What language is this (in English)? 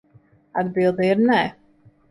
Latvian